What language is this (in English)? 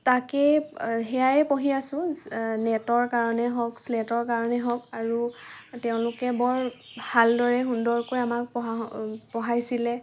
Assamese